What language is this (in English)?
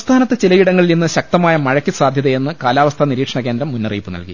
Malayalam